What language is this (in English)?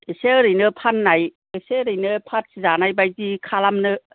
Bodo